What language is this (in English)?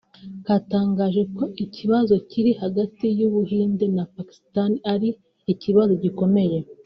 Kinyarwanda